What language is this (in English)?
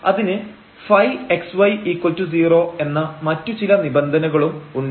Malayalam